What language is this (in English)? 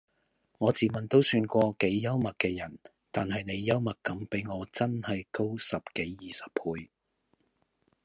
Cantonese